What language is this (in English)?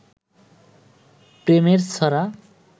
Bangla